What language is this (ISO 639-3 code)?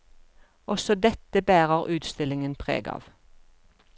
nor